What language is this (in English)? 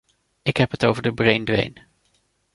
Dutch